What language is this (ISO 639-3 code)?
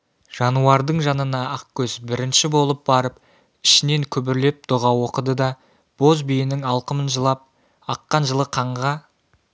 kaz